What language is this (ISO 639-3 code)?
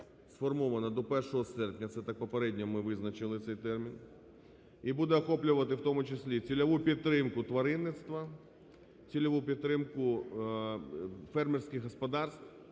ukr